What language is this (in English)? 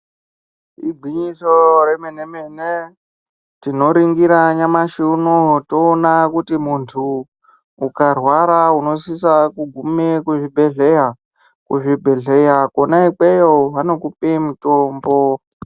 Ndau